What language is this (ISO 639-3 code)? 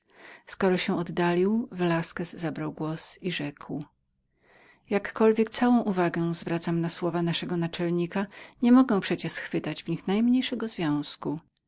pol